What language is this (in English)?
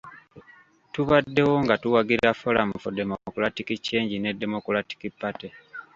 Ganda